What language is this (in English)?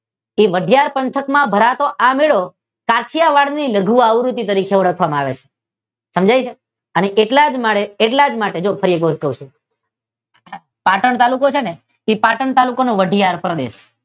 Gujarati